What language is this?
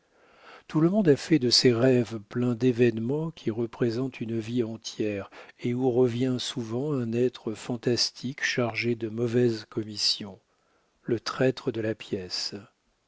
French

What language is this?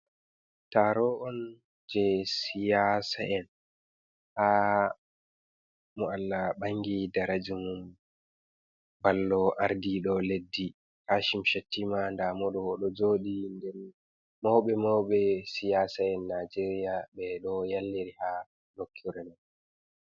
Fula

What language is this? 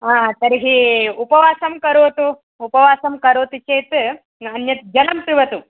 Sanskrit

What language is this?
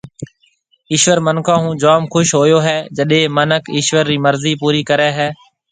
Marwari (Pakistan)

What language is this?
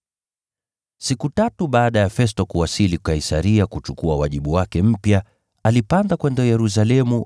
Swahili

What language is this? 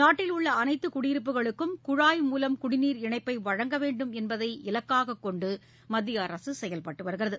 Tamil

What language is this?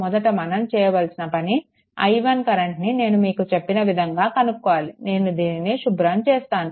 Telugu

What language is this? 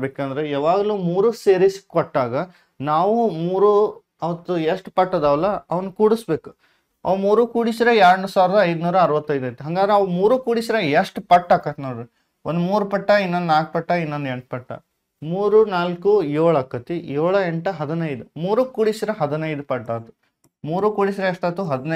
Kannada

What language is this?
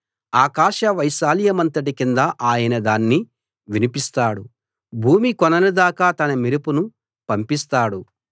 Telugu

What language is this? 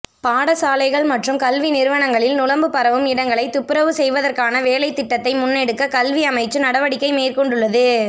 Tamil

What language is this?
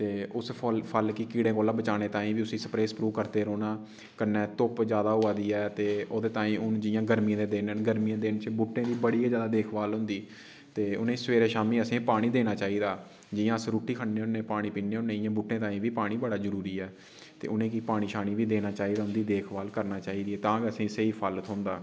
Dogri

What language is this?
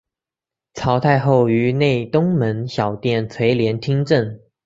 Chinese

